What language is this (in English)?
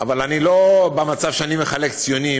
Hebrew